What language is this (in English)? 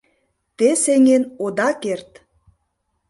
Mari